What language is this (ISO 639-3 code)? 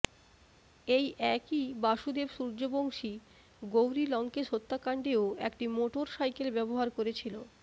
ben